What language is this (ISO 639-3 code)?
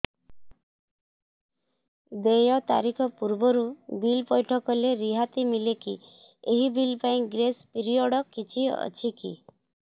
ori